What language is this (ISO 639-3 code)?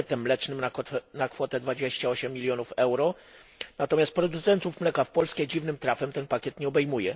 pol